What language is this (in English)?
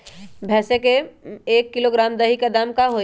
Magahi